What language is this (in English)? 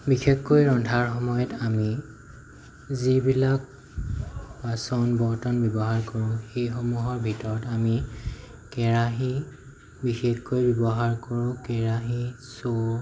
Assamese